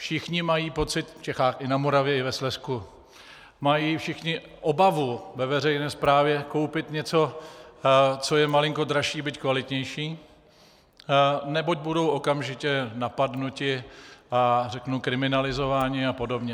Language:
Czech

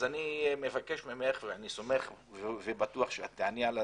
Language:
Hebrew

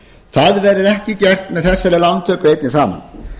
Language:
Icelandic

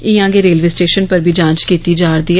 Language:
Dogri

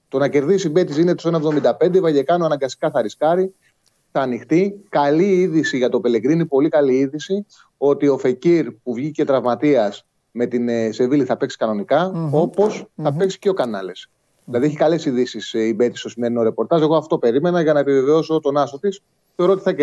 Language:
Greek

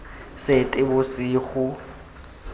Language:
Tswana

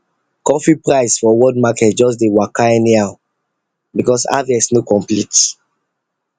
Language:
Nigerian Pidgin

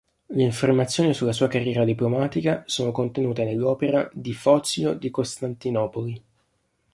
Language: Italian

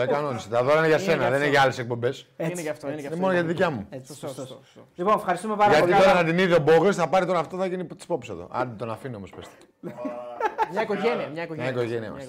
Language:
Greek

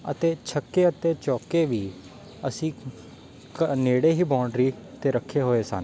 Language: Punjabi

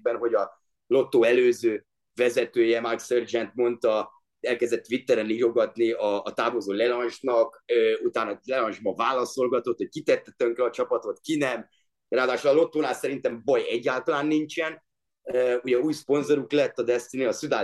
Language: Hungarian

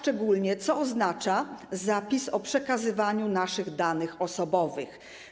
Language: Polish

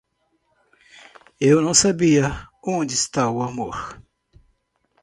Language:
Portuguese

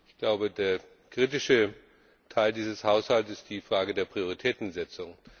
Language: German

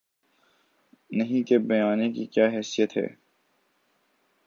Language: Urdu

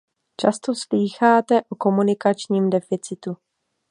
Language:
Czech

